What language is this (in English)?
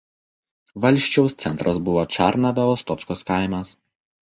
Lithuanian